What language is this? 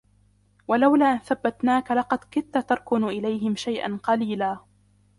Arabic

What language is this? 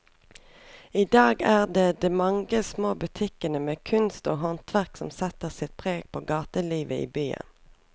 Norwegian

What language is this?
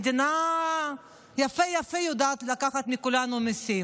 Hebrew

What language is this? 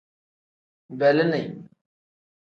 Tem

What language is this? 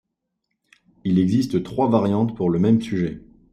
French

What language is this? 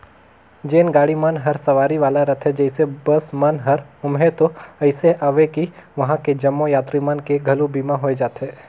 Chhattisgarhi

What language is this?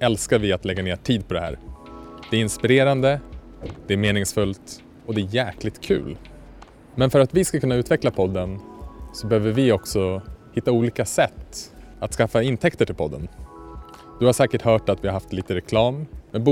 Swedish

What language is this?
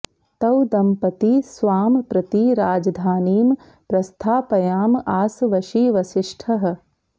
Sanskrit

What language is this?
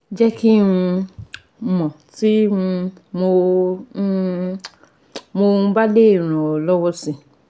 Yoruba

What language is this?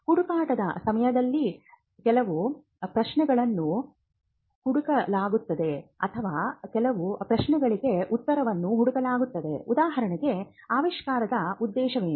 Kannada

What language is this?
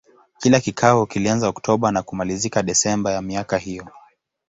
Swahili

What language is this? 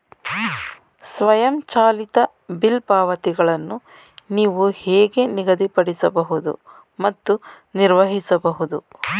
Kannada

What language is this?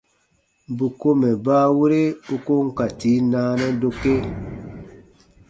Baatonum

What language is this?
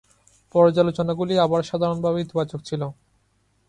Bangla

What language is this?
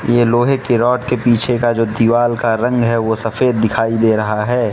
Hindi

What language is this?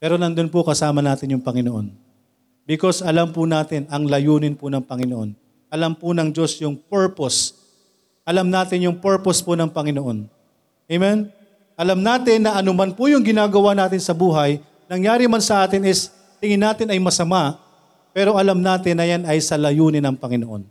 Filipino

